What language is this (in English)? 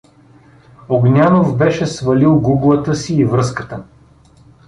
Bulgarian